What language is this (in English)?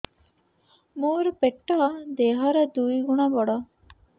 Odia